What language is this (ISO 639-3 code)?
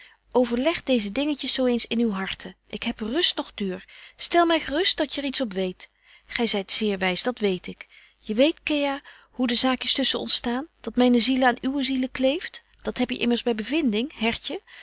nld